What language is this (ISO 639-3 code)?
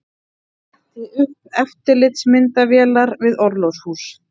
isl